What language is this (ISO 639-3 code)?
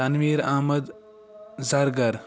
kas